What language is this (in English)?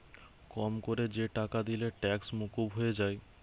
Bangla